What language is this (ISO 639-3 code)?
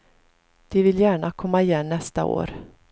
swe